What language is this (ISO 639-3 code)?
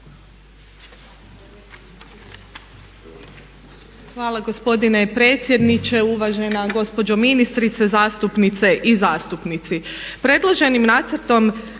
hrv